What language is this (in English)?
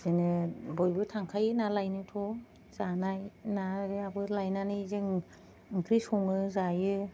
Bodo